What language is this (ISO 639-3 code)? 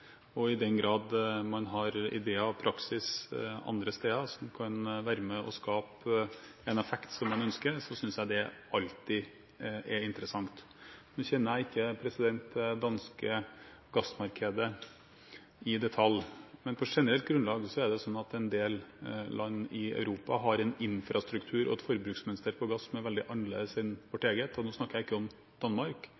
nob